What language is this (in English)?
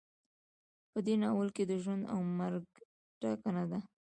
Pashto